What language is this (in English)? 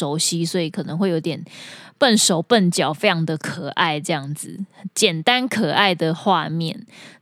Chinese